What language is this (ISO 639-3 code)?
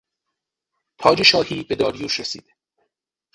fas